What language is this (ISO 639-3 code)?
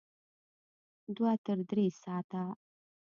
pus